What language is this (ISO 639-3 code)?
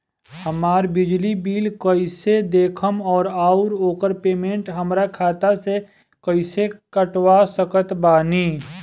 bho